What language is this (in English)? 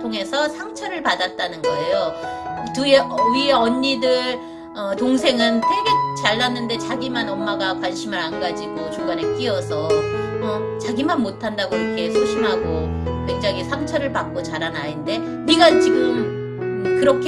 Korean